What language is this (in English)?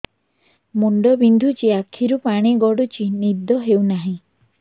Odia